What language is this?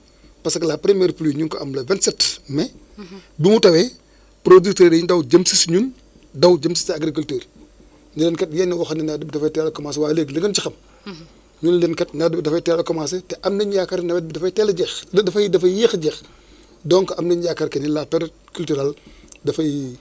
Wolof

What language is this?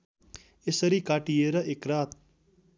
Nepali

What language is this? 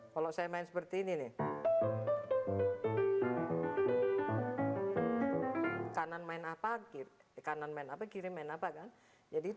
Indonesian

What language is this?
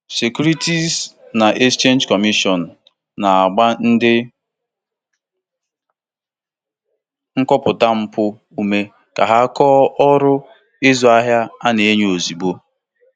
Igbo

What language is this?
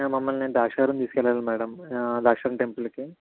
Telugu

